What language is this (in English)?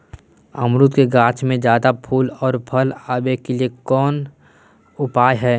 Magahi